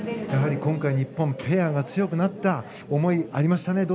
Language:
Japanese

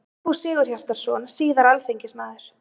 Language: Icelandic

